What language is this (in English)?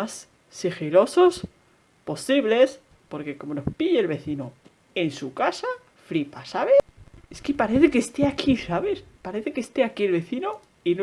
Spanish